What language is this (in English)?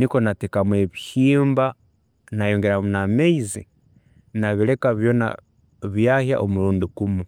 Tooro